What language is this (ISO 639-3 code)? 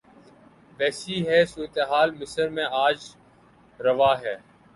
urd